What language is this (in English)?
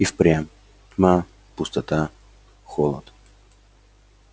Russian